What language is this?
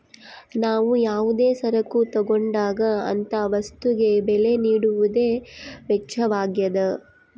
Kannada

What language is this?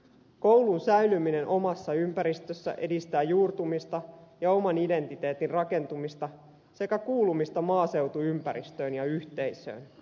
Finnish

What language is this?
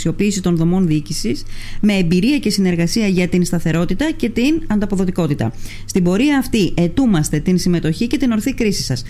Greek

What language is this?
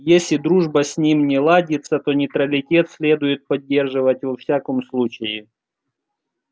Russian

